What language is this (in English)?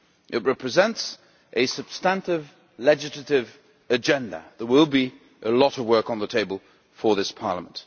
English